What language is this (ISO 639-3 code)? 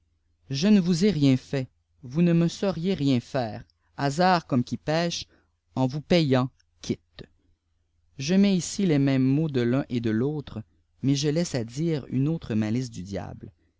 fra